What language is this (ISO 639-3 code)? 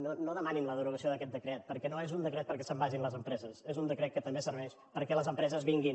cat